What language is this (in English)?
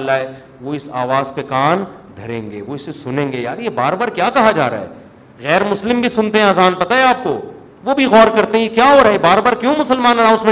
Urdu